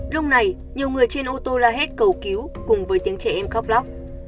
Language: Vietnamese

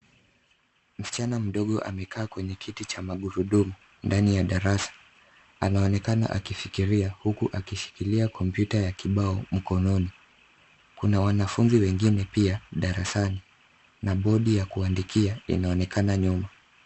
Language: Swahili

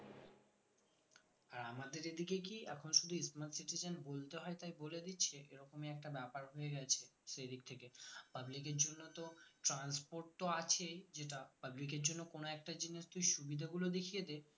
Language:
Bangla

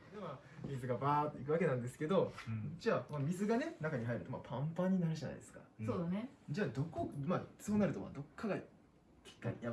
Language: Japanese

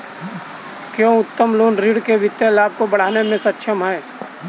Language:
Hindi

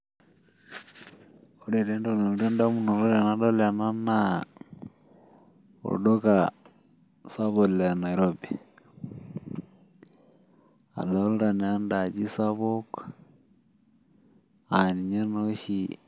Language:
Masai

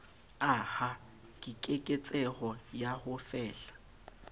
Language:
Southern Sotho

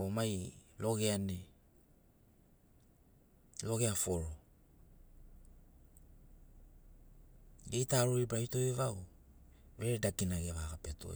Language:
Sinaugoro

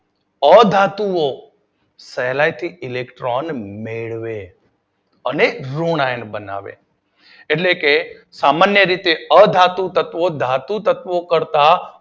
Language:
Gujarati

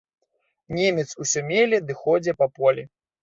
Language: Belarusian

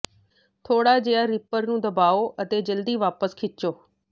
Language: Punjabi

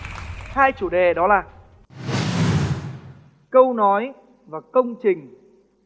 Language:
Vietnamese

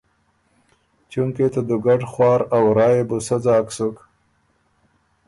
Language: Ormuri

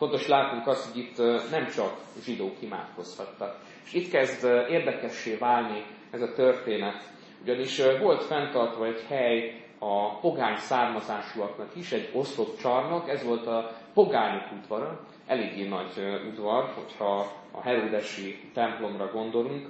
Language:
Hungarian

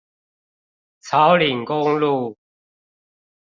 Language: Chinese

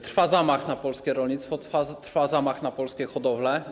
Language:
Polish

